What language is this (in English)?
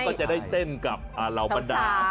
Thai